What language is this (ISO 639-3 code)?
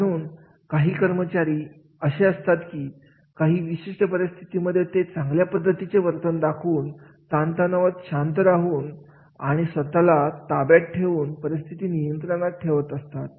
mar